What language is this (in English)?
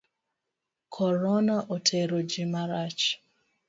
Luo (Kenya and Tanzania)